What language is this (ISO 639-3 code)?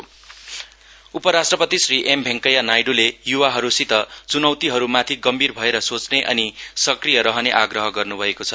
nep